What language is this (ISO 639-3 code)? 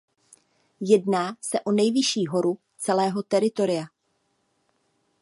ces